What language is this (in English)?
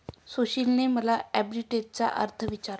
Marathi